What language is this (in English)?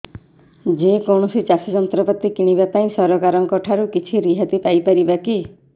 Odia